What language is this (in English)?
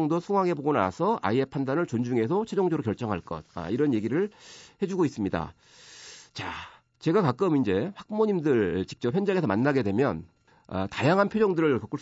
Korean